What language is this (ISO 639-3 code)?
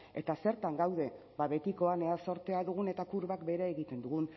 eus